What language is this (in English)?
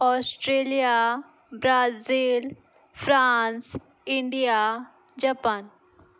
Konkani